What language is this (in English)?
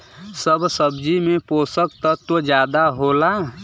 Bhojpuri